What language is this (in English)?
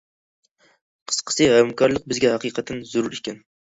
Uyghur